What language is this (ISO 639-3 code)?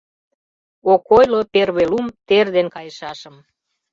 chm